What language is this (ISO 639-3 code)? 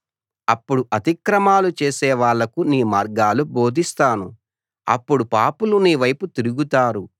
tel